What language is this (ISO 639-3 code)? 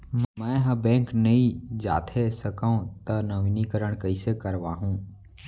hne